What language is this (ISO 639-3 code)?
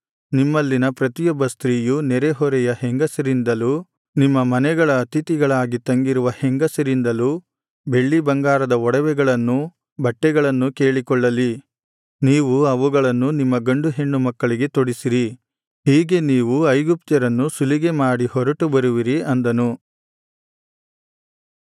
kan